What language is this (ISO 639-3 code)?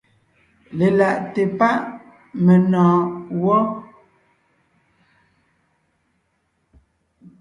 nnh